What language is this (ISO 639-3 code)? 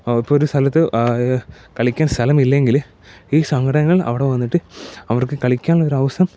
mal